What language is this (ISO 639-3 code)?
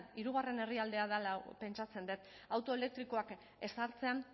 eus